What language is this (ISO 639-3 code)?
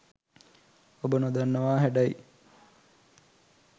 sin